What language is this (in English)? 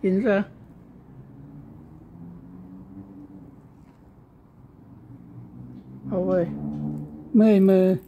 Thai